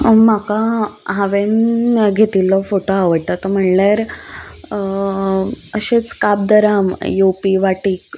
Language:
Konkani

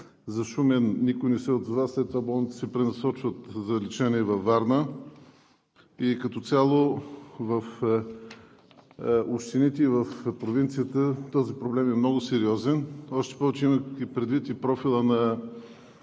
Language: Bulgarian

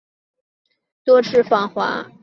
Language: Chinese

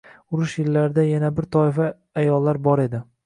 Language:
Uzbek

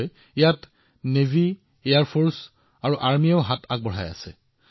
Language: Assamese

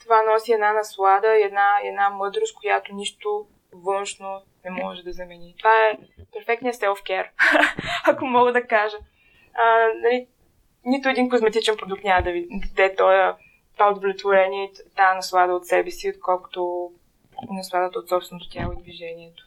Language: Bulgarian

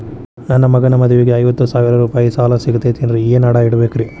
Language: Kannada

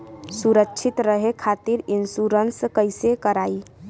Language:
Bhojpuri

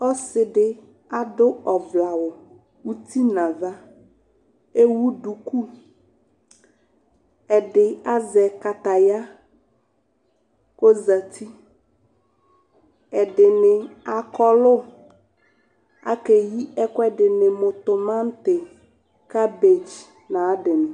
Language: Ikposo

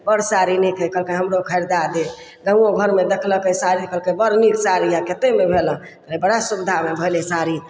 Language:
Maithili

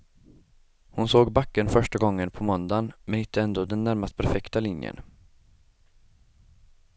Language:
Swedish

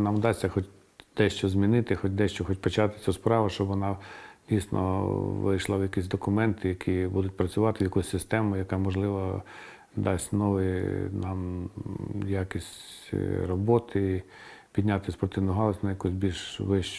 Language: Ukrainian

